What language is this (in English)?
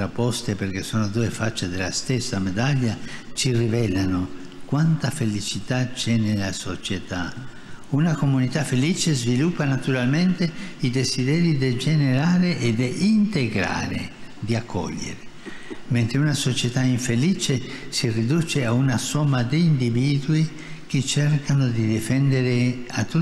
Italian